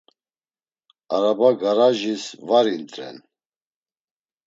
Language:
Laz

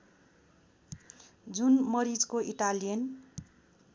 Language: Nepali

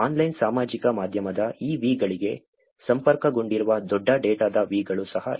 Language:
Kannada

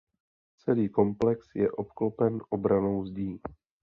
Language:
Czech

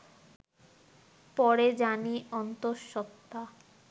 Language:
Bangla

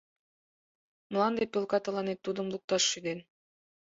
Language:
Mari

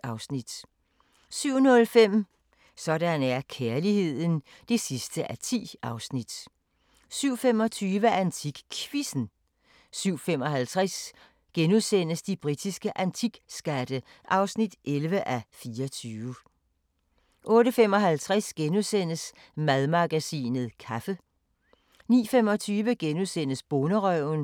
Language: Danish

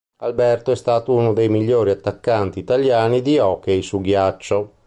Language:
Italian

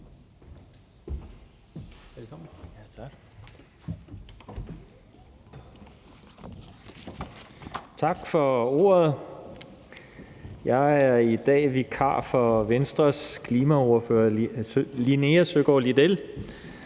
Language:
Danish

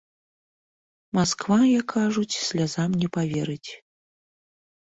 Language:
Belarusian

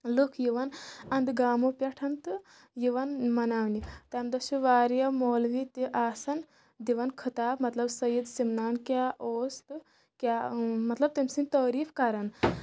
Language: Kashmiri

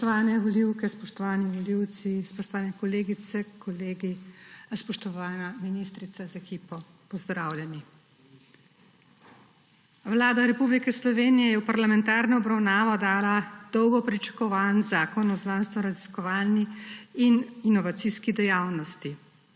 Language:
Slovenian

